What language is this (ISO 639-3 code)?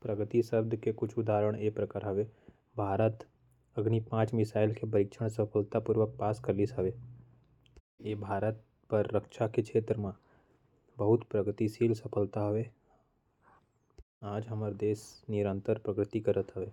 kfp